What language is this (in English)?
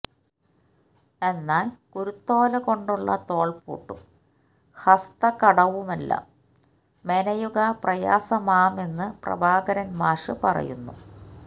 Malayalam